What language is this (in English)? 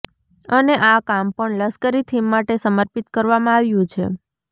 Gujarati